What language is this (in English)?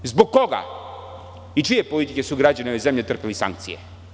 Serbian